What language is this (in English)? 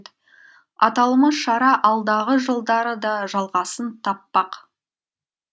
Kazakh